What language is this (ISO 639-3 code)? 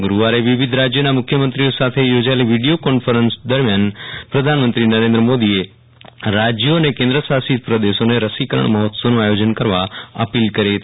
guj